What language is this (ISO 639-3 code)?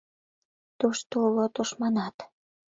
chm